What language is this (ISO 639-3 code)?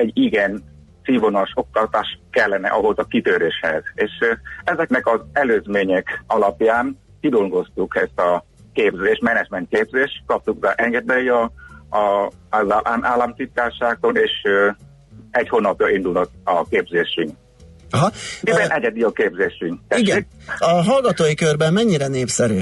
hun